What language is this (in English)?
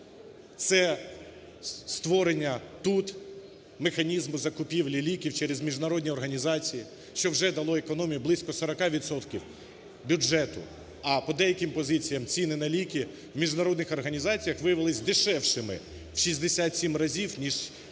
Ukrainian